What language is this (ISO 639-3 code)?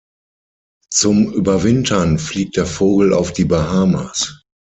deu